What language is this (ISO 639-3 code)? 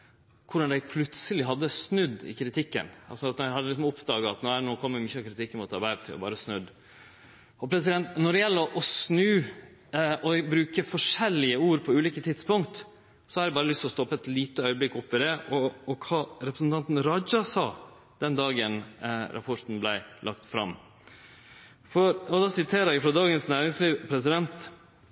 nno